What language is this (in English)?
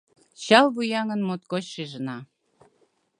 Mari